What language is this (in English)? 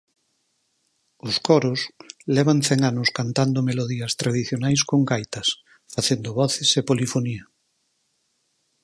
Galician